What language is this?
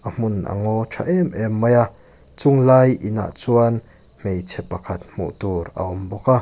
Mizo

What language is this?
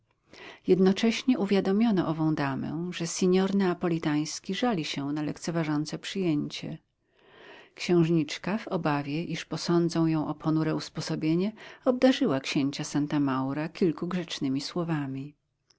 Polish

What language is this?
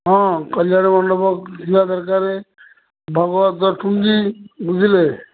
Odia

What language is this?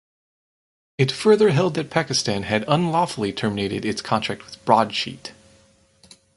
English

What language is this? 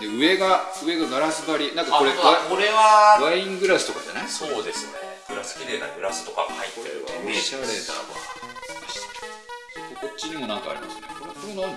Japanese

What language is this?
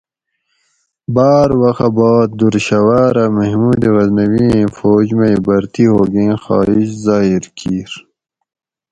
Gawri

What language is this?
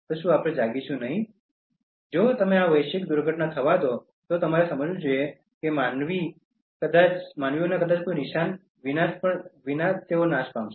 Gujarati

